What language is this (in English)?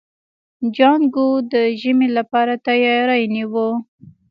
Pashto